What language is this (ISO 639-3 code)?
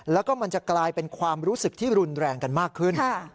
tha